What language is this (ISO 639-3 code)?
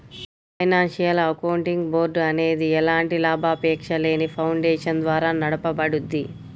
tel